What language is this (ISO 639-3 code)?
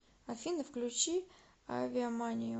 rus